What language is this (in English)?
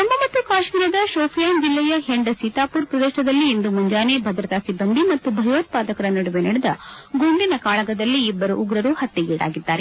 Kannada